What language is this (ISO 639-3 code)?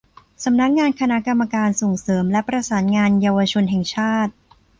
tha